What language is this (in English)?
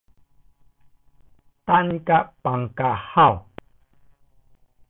Min Nan Chinese